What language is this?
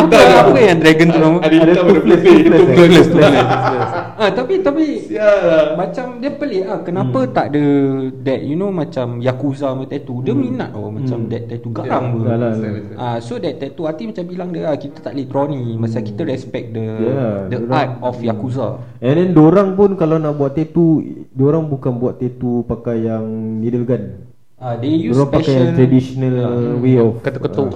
Malay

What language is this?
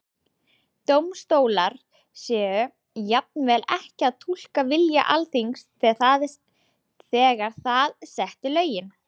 Icelandic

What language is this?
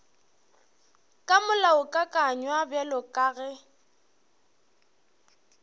Northern Sotho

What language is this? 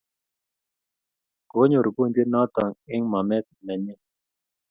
Kalenjin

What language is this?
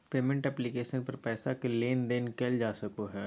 Magahi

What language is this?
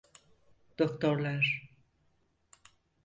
Turkish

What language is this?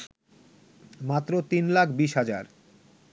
Bangla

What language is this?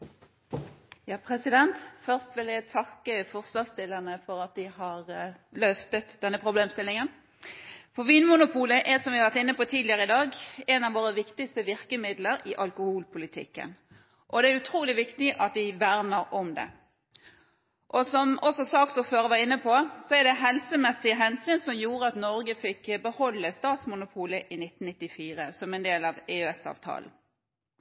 Norwegian Bokmål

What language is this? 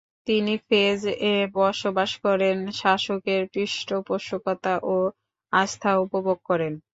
Bangla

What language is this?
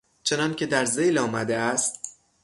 Persian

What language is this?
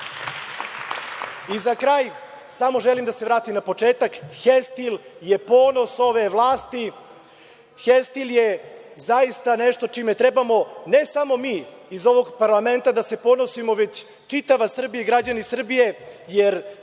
Serbian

